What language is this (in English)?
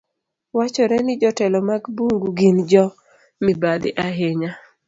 Luo (Kenya and Tanzania)